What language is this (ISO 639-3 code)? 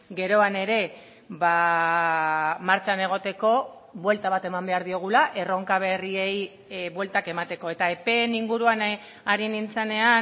eus